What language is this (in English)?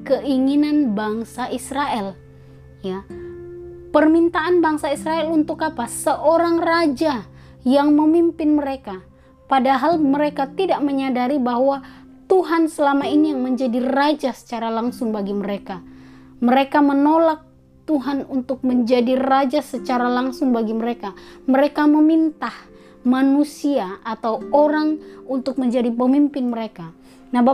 Indonesian